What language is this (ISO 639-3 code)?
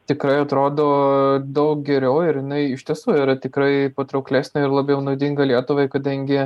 lit